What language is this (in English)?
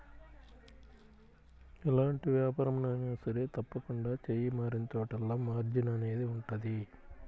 Telugu